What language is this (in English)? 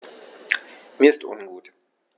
German